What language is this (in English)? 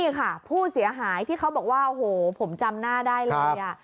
Thai